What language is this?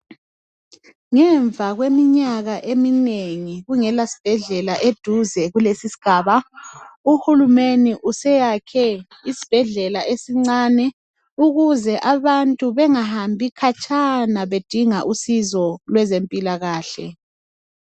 North Ndebele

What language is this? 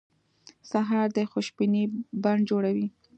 Pashto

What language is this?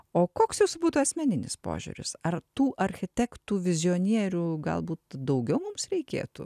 Lithuanian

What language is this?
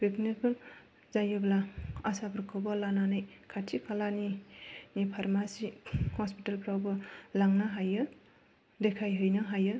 Bodo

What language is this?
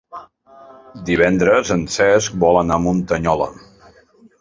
Catalan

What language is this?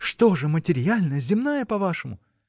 Russian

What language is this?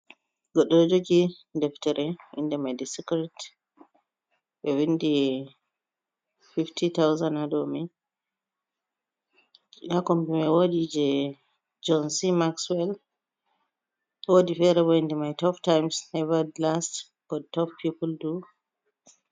Fula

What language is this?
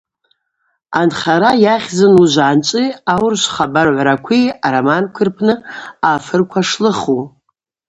Abaza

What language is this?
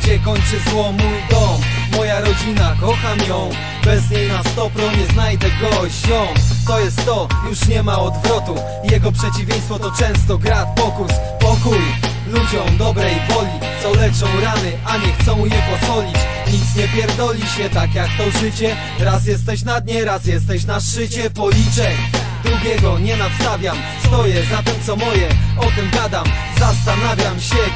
Polish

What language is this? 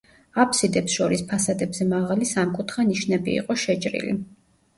Georgian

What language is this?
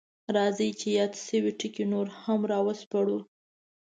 Pashto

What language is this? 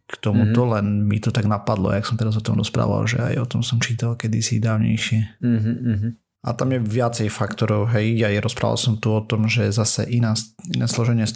Slovak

